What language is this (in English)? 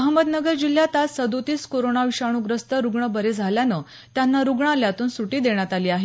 Marathi